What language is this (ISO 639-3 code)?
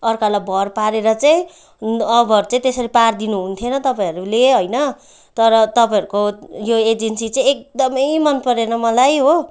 nep